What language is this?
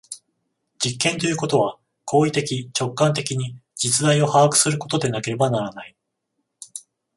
Japanese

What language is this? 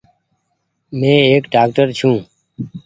Goaria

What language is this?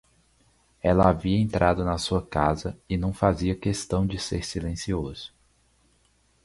Portuguese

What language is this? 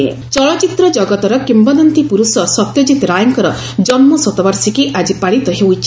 Odia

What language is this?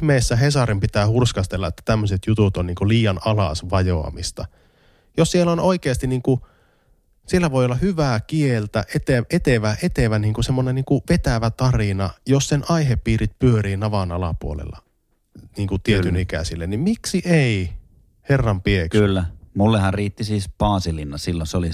Finnish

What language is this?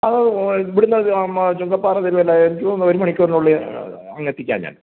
Malayalam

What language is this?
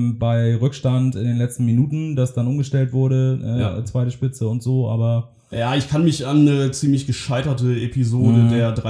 German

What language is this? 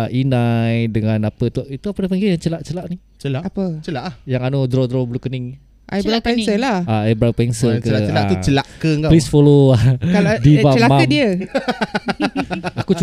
Malay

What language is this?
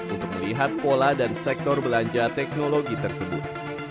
Indonesian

